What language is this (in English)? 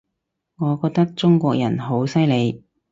Cantonese